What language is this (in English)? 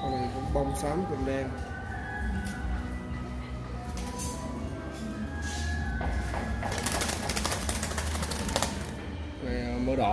Vietnamese